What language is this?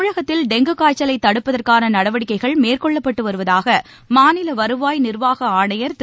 Tamil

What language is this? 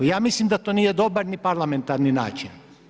Croatian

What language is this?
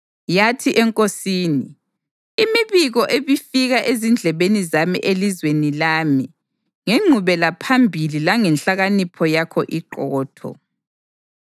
North Ndebele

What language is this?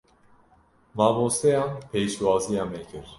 Kurdish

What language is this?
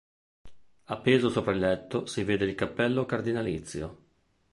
Italian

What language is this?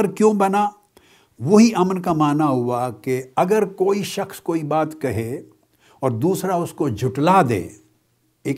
Urdu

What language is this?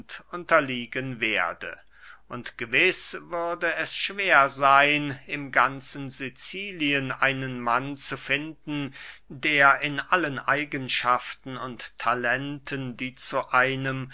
German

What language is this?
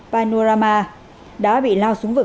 Vietnamese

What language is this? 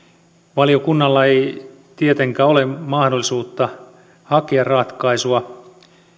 Finnish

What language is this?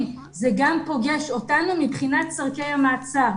Hebrew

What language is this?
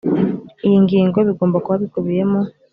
Kinyarwanda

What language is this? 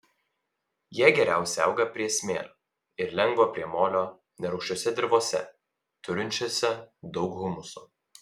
Lithuanian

